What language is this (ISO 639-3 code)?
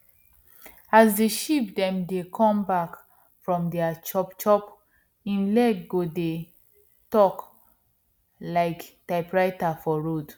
pcm